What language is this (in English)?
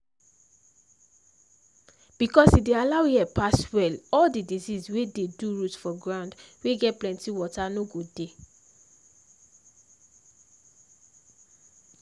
Nigerian Pidgin